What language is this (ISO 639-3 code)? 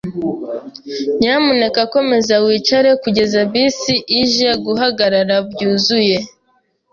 kin